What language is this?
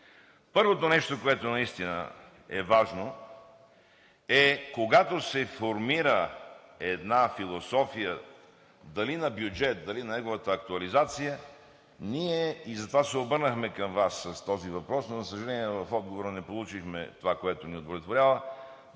Bulgarian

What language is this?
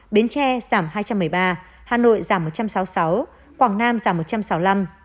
Vietnamese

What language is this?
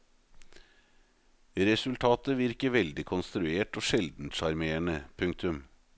Norwegian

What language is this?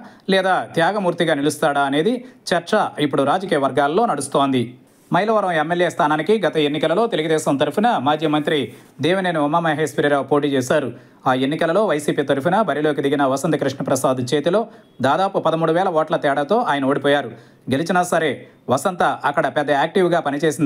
Telugu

